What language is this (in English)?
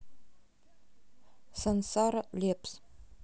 Russian